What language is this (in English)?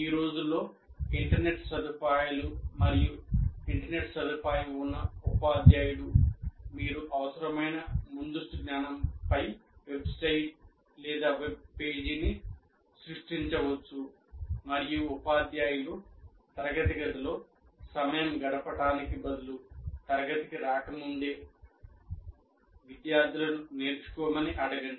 Telugu